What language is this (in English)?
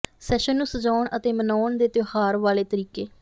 Punjabi